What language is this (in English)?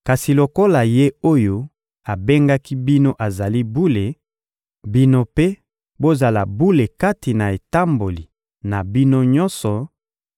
Lingala